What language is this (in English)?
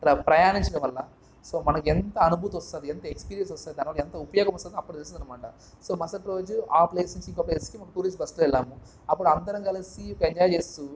Telugu